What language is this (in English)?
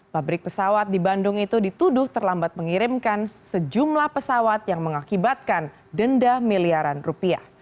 Indonesian